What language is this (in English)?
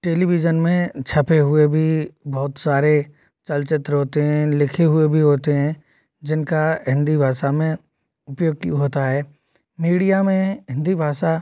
Hindi